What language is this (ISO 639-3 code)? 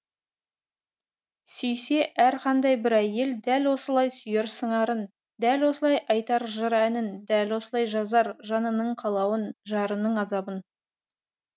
kaz